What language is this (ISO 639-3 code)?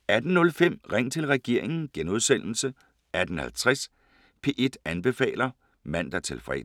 dan